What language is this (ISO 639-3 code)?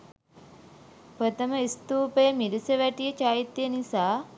sin